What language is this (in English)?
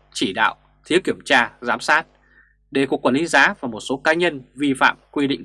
Vietnamese